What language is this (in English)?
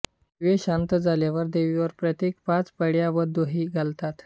Marathi